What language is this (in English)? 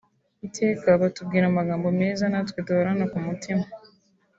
Kinyarwanda